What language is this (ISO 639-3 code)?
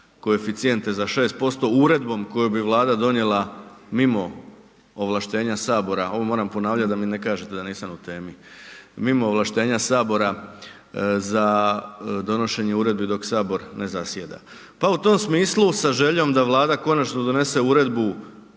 hrv